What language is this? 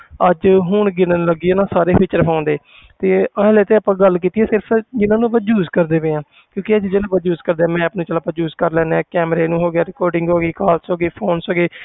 Punjabi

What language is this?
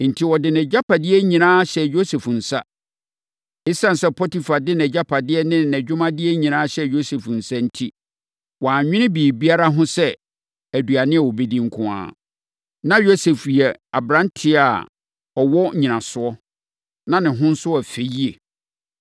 Akan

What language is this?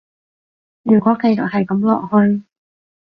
Cantonese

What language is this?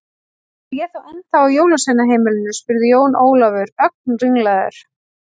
Icelandic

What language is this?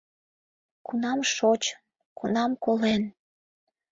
Mari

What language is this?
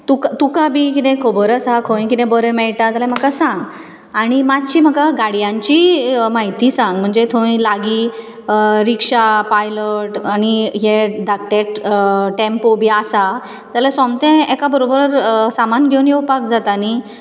Konkani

